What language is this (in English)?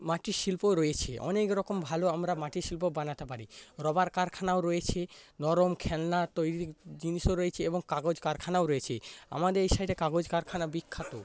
Bangla